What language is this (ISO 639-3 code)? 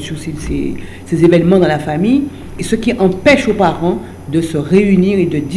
fra